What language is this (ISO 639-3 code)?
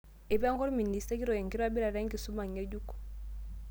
mas